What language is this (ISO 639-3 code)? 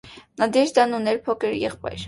hye